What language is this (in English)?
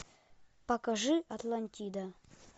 Russian